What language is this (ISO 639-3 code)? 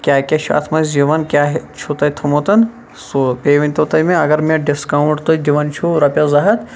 kas